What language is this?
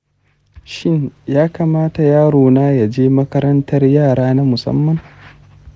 Hausa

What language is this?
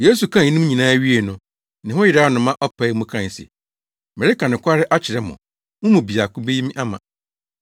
Akan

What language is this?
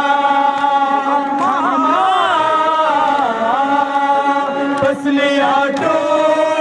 Arabic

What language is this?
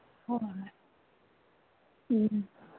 Manipuri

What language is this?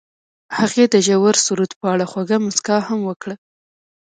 Pashto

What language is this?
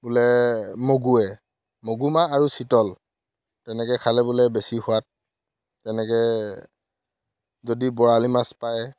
Assamese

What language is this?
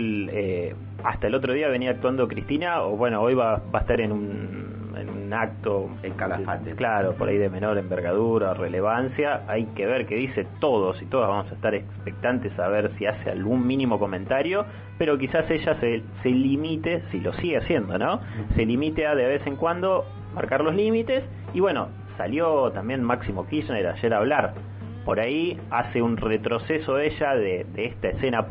Spanish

